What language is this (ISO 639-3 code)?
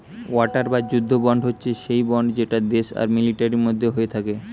ben